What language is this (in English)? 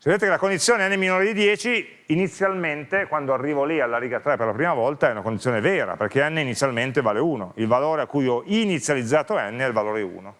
Italian